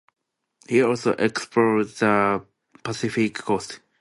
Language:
English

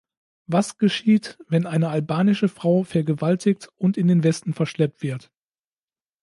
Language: German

